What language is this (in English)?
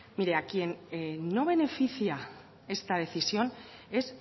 Spanish